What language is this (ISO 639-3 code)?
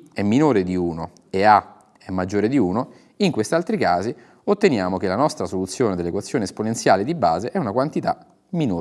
ita